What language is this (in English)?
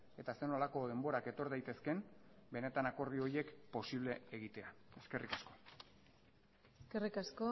Basque